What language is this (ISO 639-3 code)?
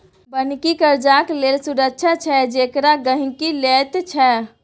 mai